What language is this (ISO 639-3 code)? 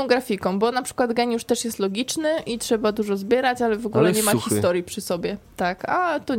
pol